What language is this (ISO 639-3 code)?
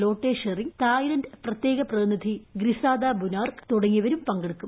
mal